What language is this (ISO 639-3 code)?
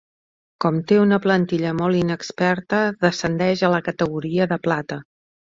cat